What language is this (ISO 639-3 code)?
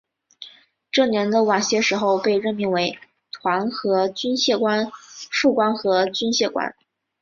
zho